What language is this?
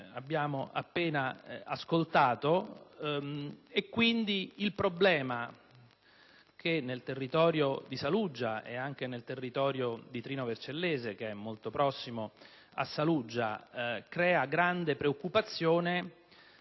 Italian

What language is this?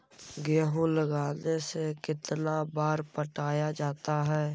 Magahi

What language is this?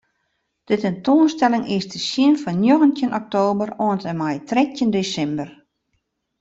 Western Frisian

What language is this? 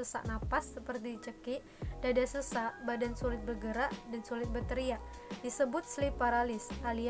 Indonesian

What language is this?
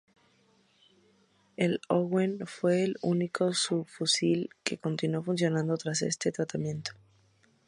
Spanish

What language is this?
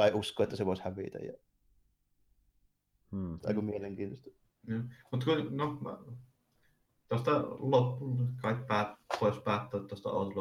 Finnish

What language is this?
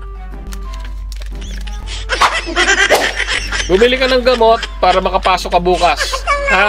Filipino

